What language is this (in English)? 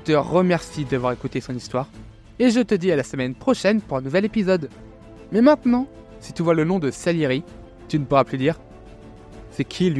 French